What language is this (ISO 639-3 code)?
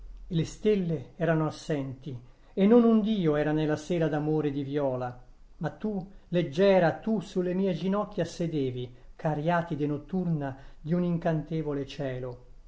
ita